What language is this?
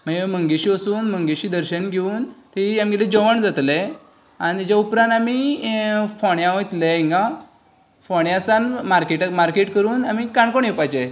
Konkani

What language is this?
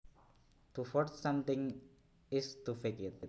Javanese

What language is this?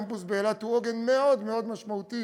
Hebrew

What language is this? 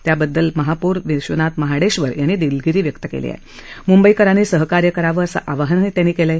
Marathi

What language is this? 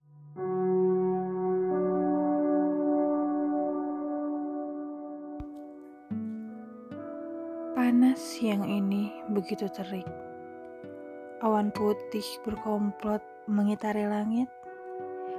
Indonesian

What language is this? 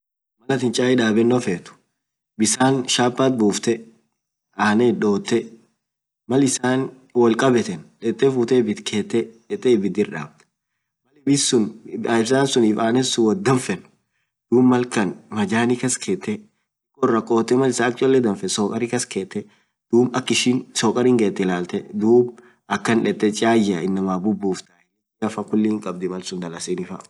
Orma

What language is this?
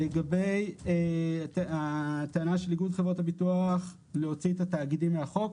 Hebrew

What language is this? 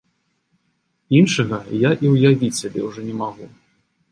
Belarusian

